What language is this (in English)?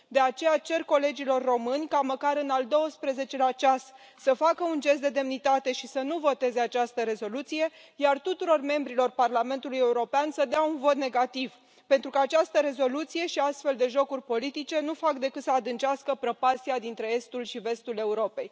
Romanian